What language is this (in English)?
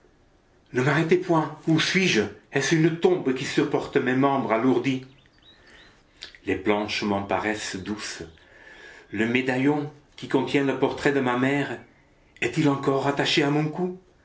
French